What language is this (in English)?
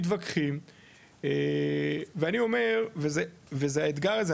Hebrew